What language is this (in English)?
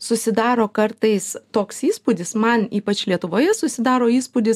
Lithuanian